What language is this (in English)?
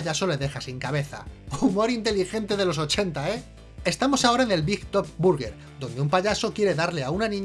Spanish